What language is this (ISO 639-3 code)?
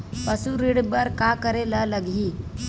hne